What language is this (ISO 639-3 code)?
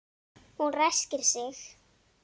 isl